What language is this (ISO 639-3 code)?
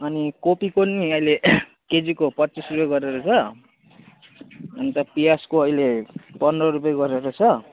nep